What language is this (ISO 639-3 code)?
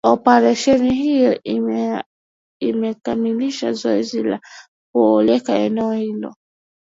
swa